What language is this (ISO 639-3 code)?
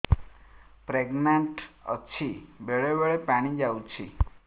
ori